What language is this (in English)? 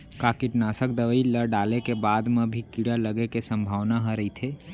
Chhattisgarhi